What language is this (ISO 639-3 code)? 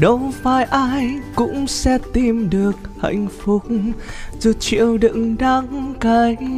vie